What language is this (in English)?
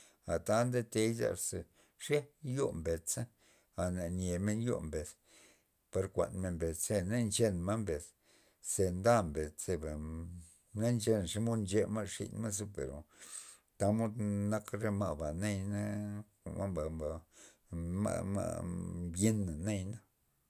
Loxicha Zapotec